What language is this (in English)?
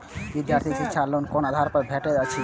Maithili